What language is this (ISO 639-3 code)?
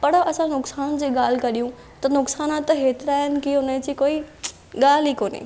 snd